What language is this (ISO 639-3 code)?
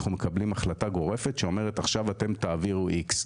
heb